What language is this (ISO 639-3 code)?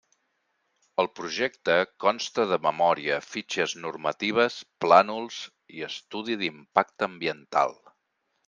cat